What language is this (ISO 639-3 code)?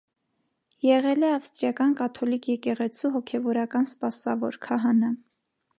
hye